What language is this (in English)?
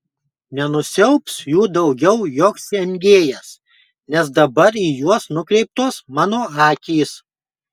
Lithuanian